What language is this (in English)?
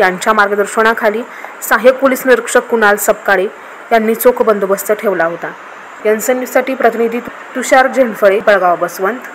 Romanian